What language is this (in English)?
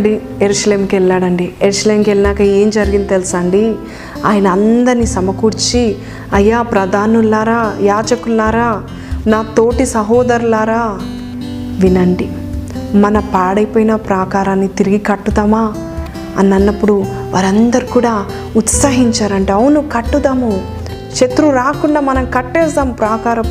Telugu